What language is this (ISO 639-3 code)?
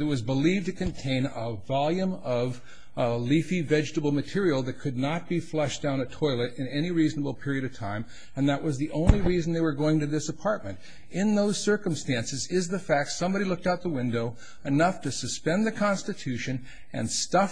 eng